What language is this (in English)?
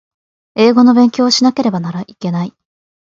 Japanese